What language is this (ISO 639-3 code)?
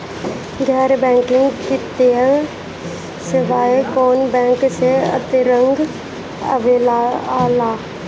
bho